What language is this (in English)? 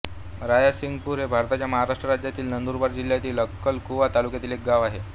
Marathi